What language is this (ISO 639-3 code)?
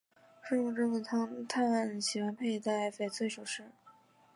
zho